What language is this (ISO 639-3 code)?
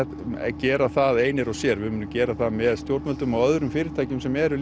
isl